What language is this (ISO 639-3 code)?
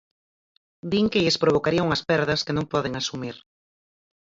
glg